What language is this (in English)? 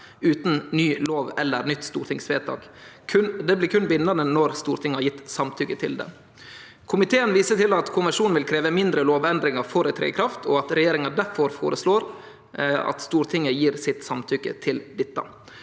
Norwegian